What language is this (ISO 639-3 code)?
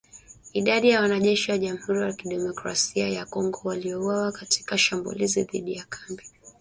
swa